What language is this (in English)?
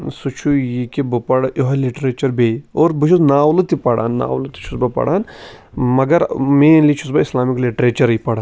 Kashmiri